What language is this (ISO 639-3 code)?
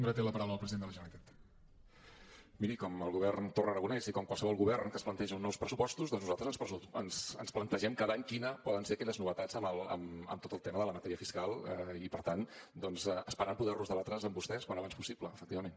cat